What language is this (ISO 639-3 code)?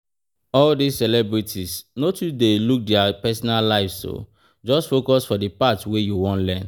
pcm